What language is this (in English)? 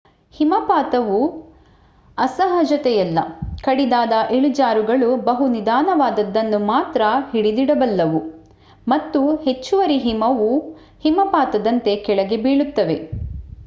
Kannada